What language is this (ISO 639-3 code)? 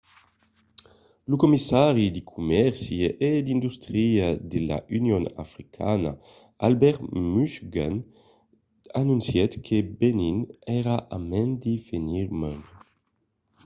oci